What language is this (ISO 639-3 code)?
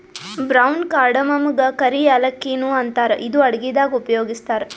kan